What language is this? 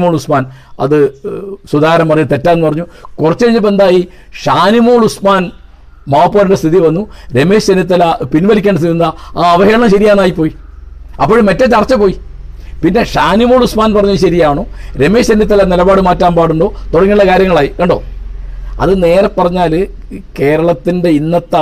Malayalam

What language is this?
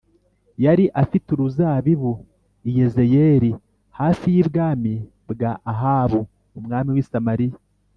Kinyarwanda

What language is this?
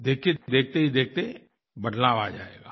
Hindi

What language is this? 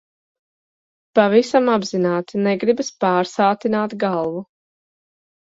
Latvian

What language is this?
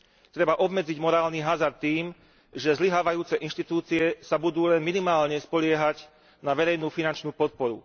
Slovak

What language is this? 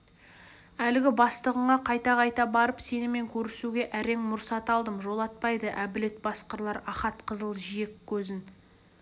Kazakh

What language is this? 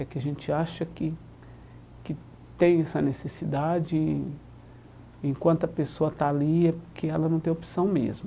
Portuguese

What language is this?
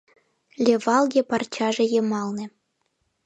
Mari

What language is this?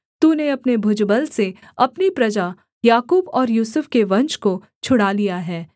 Hindi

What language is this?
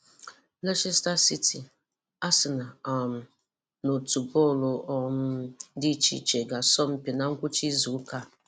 Igbo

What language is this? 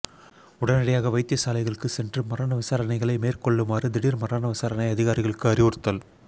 Tamil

